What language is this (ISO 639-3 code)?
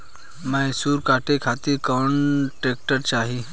bho